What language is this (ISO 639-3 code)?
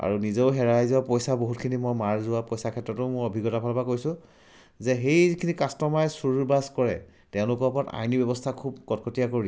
asm